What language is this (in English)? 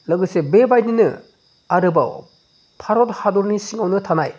Bodo